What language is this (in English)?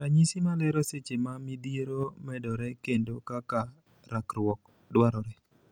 Luo (Kenya and Tanzania)